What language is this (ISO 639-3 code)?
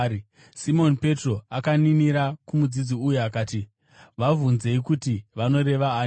sna